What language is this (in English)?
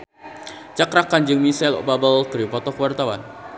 Sundanese